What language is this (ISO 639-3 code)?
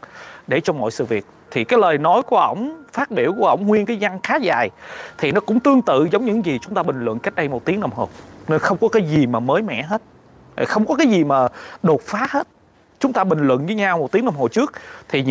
vie